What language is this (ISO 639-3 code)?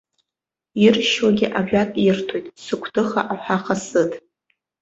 abk